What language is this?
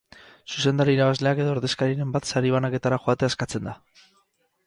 Basque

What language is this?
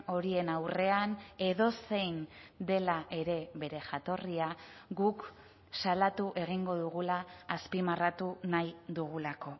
Basque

